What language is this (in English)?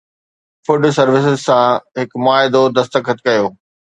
Sindhi